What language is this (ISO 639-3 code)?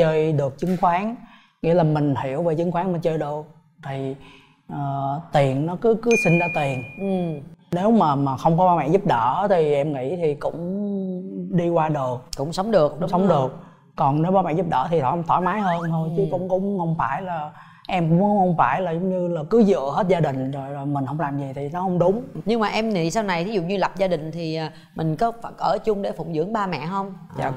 vie